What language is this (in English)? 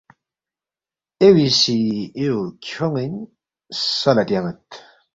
Balti